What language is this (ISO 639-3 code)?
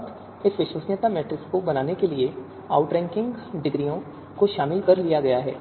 hin